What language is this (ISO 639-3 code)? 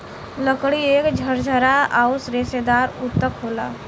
bho